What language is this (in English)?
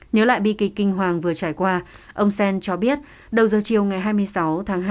Vietnamese